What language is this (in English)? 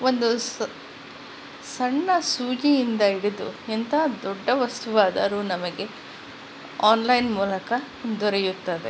Kannada